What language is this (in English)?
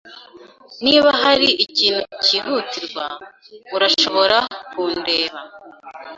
Kinyarwanda